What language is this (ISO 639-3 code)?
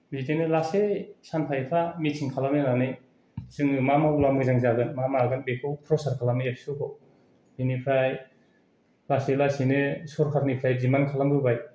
brx